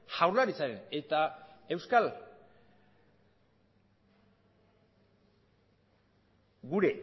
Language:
Basque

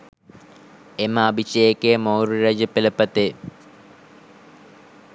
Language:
Sinhala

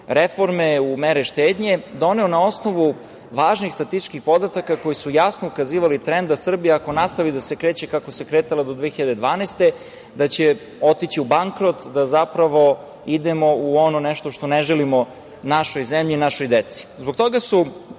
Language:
Serbian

